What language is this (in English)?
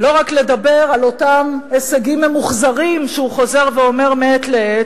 Hebrew